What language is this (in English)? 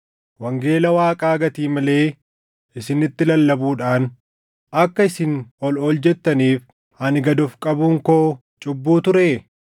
Oromo